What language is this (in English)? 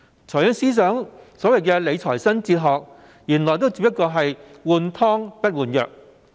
Cantonese